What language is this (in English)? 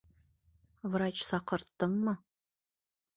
Bashkir